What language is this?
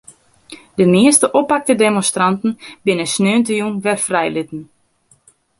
Western Frisian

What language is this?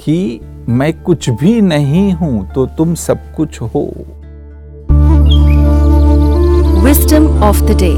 Hindi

